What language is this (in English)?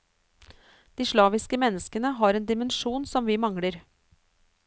Norwegian